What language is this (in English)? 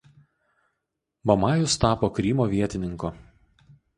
Lithuanian